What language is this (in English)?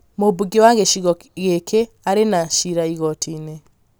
Kikuyu